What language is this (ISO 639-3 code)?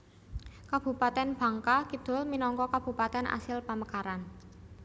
jav